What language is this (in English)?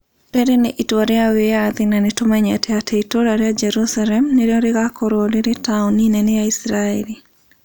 Kikuyu